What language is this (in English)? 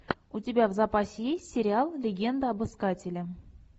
Russian